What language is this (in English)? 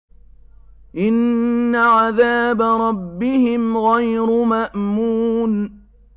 Arabic